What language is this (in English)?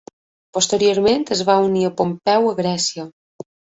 Catalan